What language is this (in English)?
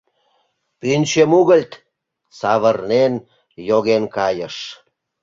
Mari